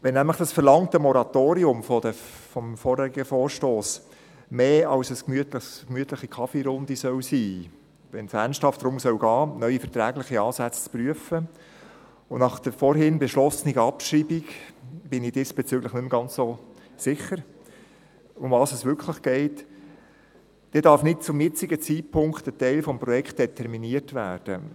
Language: Swiss German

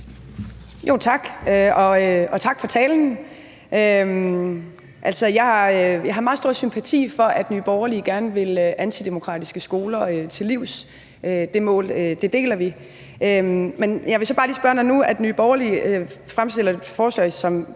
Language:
Danish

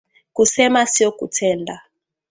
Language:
Swahili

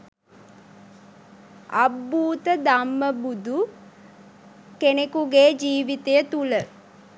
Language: Sinhala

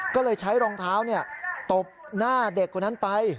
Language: Thai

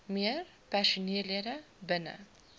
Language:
Afrikaans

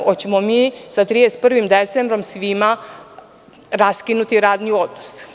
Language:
Serbian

